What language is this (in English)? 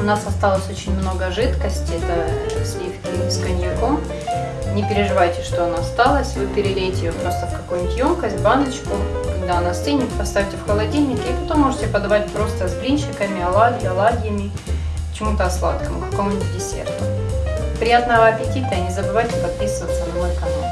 Russian